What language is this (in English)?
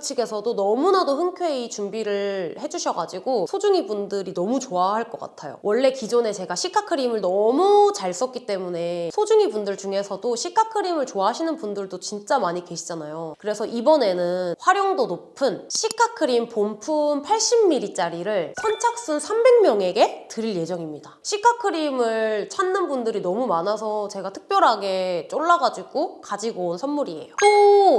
Korean